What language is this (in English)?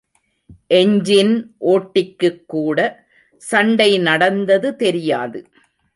Tamil